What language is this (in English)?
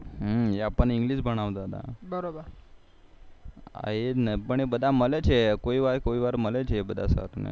Gujarati